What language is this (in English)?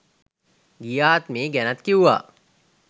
Sinhala